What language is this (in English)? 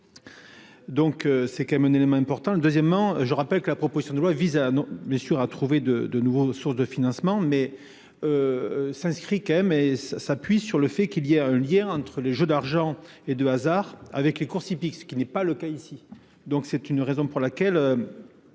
French